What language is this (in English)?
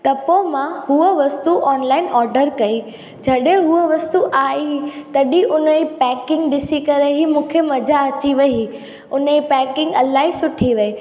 Sindhi